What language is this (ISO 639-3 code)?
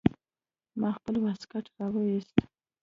pus